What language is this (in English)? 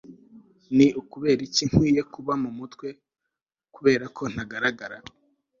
Kinyarwanda